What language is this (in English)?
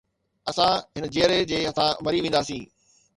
Sindhi